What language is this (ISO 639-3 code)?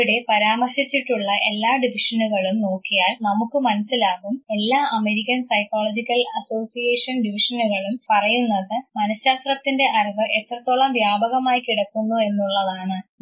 mal